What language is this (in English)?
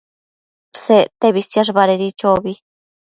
Matsés